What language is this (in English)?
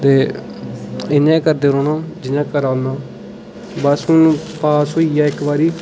Dogri